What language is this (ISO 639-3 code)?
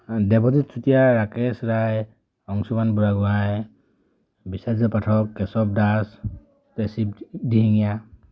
asm